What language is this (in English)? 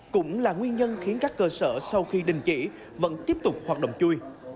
Vietnamese